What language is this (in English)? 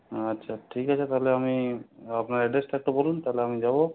Bangla